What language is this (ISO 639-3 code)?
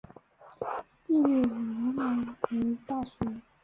zho